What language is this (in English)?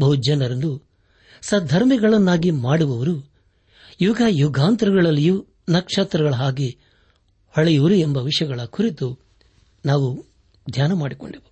Kannada